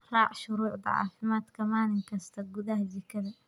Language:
Somali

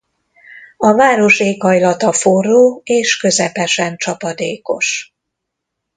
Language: Hungarian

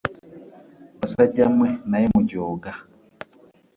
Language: Ganda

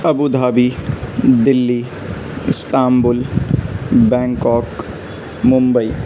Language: Urdu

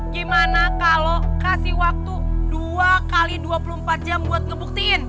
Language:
Indonesian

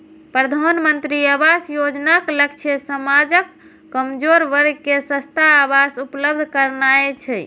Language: Maithili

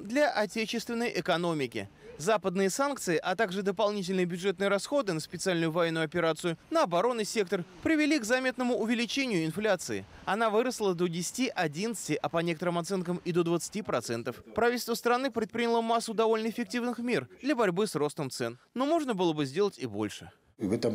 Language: Russian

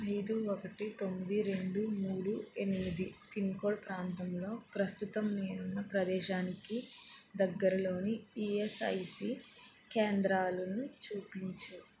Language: Telugu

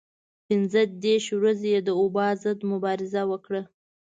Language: Pashto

